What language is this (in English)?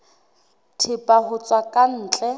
Southern Sotho